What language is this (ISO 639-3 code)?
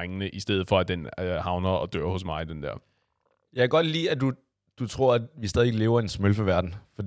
dan